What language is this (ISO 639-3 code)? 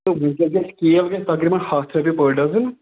kas